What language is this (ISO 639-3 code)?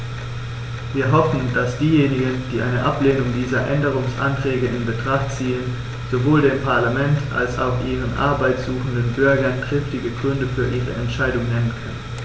deu